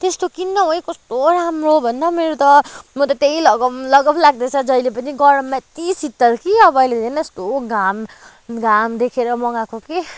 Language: Nepali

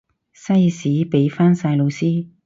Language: Cantonese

